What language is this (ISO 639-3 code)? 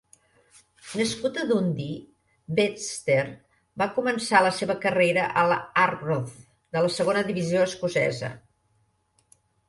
cat